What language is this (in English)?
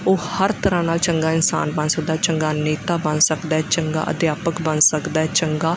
Punjabi